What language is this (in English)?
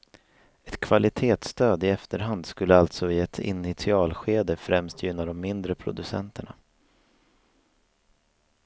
Swedish